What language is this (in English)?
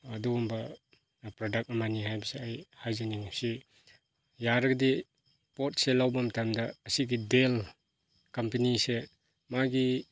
Manipuri